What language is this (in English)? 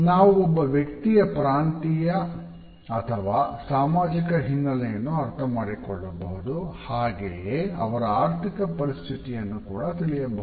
Kannada